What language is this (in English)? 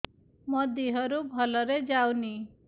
Odia